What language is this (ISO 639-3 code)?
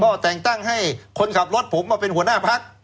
tha